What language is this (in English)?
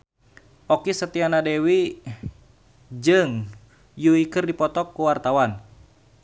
Sundanese